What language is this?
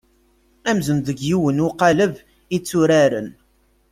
Kabyle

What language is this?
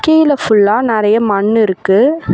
Tamil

